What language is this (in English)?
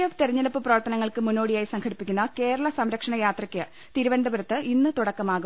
Malayalam